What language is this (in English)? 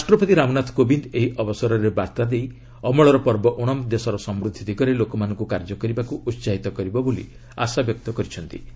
Odia